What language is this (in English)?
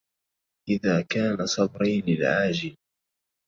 Arabic